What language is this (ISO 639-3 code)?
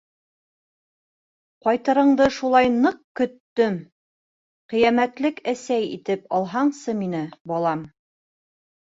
bak